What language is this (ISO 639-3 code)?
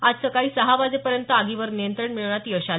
mar